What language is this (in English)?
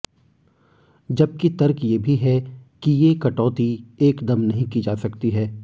Hindi